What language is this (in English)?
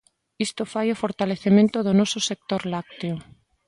Galician